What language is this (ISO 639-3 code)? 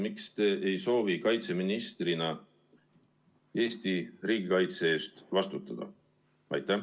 est